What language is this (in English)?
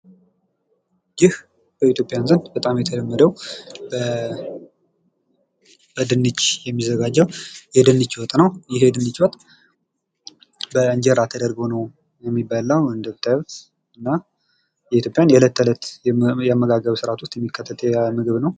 Amharic